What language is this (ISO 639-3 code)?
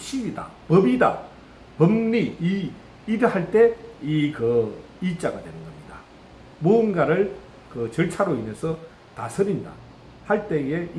kor